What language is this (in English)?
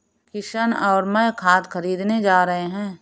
Hindi